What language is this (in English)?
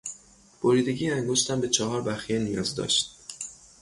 Persian